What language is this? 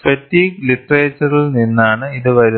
Malayalam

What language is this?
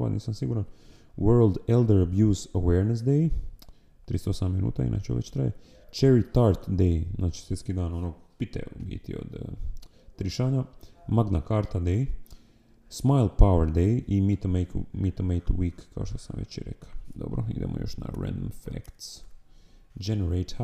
Croatian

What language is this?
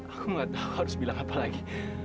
Indonesian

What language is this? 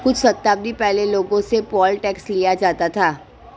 Hindi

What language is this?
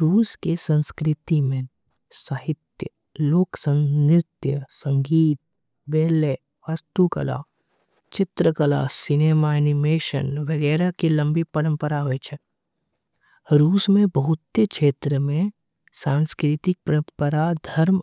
Angika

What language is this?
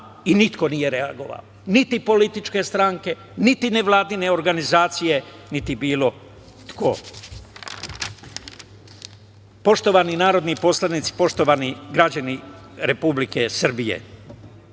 Serbian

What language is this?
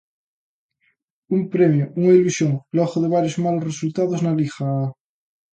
Galician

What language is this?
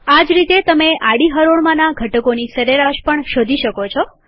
Gujarati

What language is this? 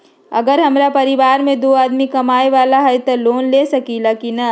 Magahi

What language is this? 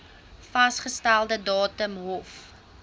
Afrikaans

